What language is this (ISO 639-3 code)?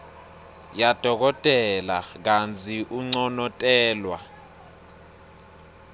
ssw